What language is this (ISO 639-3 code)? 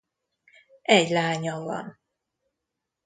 hun